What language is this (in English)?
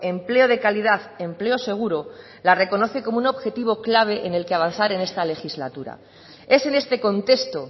Spanish